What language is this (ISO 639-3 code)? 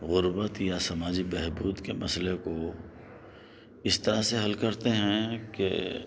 urd